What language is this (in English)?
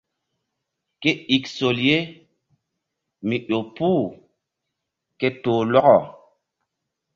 Mbum